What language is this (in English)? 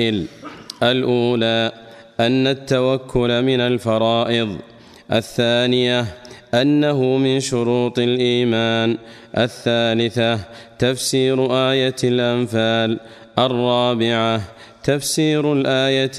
Arabic